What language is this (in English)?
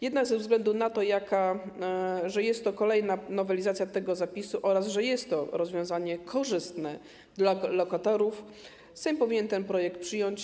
Polish